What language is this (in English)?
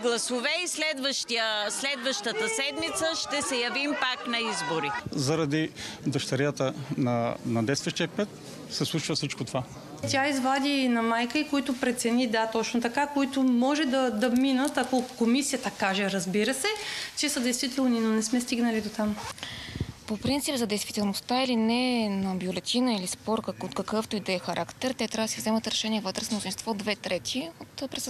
Bulgarian